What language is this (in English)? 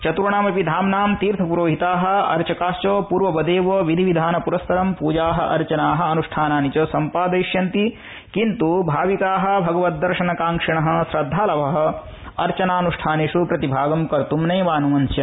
Sanskrit